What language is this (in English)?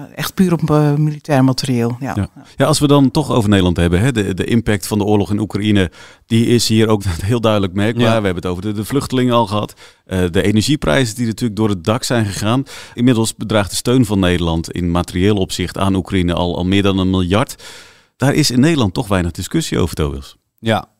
Dutch